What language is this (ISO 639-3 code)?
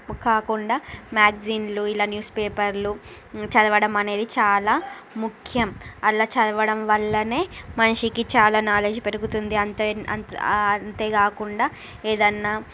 tel